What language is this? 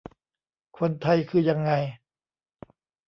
Thai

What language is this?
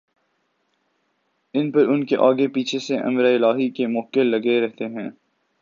Urdu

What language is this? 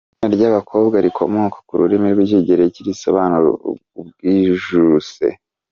Kinyarwanda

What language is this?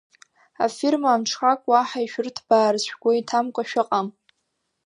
Abkhazian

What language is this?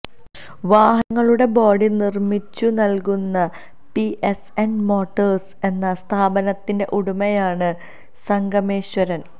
Malayalam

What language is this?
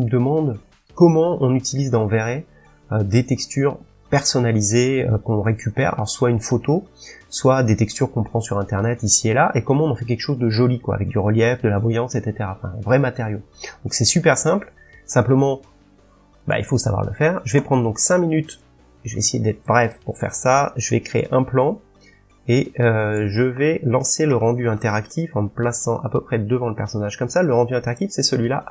French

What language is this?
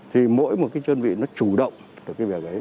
Vietnamese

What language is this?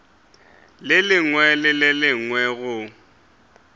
Northern Sotho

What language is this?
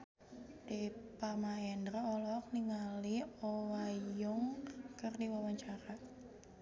Sundanese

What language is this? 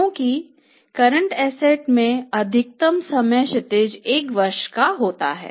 Hindi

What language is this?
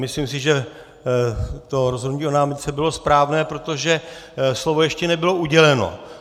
Czech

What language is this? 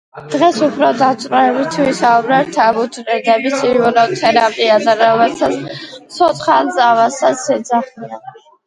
Georgian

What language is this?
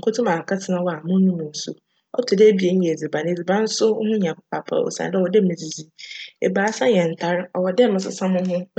Akan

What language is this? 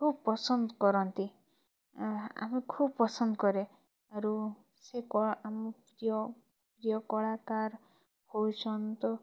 Odia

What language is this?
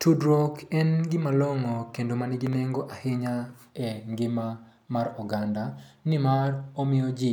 Luo (Kenya and Tanzania)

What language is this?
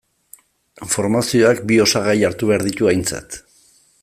Basque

